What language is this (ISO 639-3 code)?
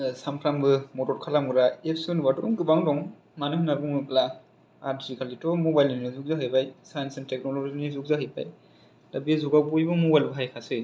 brx